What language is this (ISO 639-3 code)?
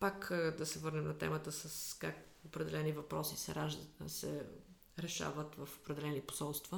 bul